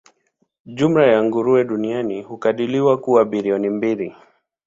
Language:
Swahili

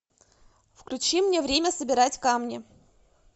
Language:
Russian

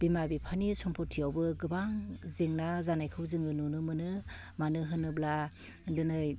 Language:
Bodo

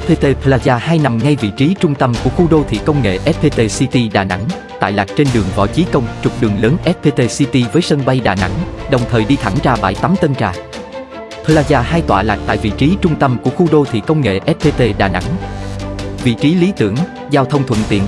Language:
Vietnamese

